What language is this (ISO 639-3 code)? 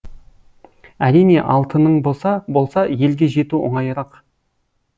kaz